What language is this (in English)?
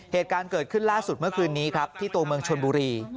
Thai